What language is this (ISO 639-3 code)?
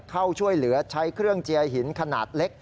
tha